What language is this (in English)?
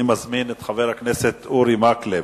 Hebrew